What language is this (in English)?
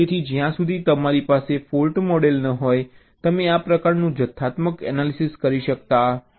Gujarati